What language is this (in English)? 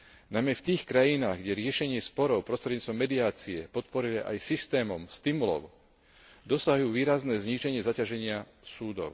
Slovak